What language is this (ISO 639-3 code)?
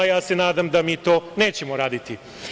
srp